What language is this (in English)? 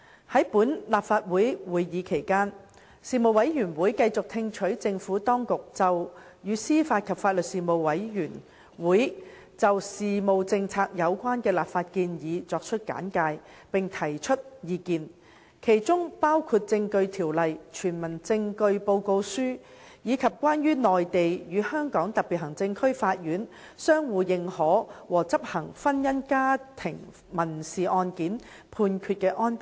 Cantonese